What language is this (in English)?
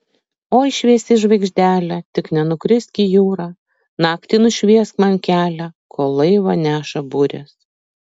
Lithuanian